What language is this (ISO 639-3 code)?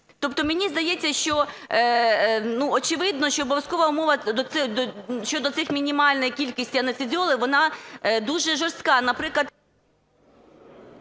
ukr